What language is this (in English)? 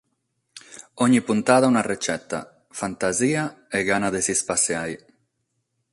Sardinian